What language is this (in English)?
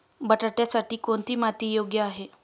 Marathi